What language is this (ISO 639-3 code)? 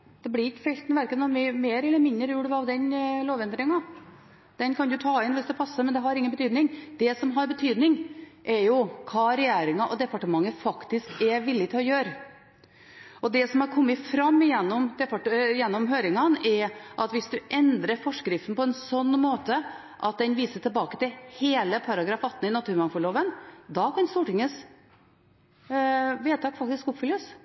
nob